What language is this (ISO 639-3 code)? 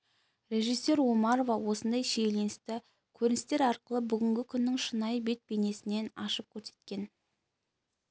kaz